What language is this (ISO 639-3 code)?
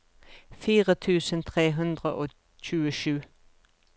nor